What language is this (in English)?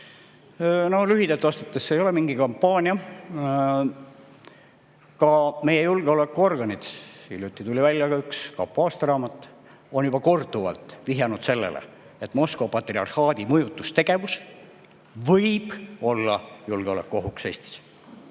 Estonian